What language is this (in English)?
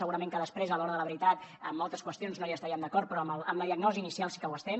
Catalan